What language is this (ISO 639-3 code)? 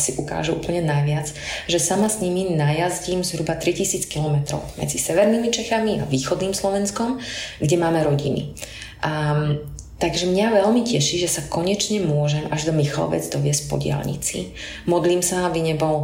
slk